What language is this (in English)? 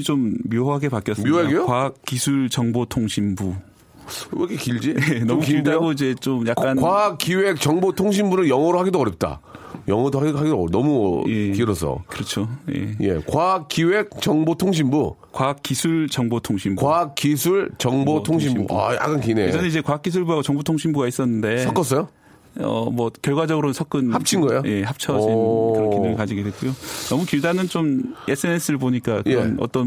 Korean